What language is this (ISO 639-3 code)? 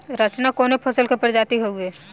bho